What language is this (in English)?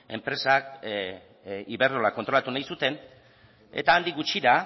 Basque